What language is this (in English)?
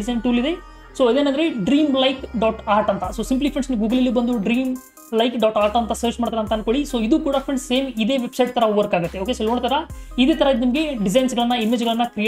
Hindi